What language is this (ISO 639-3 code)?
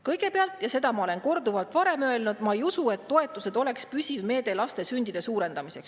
est